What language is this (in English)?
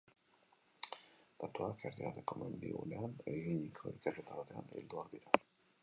Basque